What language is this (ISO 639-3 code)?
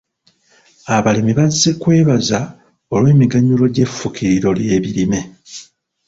lug